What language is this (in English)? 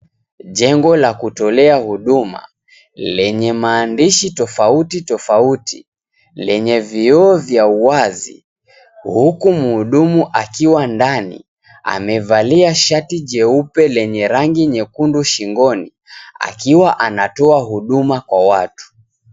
Swahili